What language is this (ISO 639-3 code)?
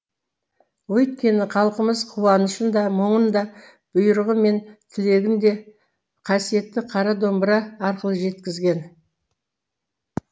kaz